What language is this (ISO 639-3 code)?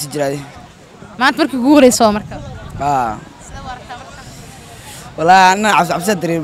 ara